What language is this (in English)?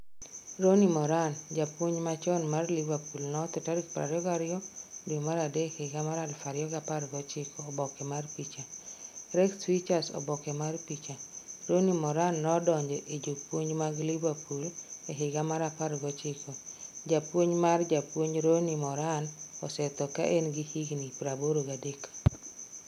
Luo (Kenya and Tanzania)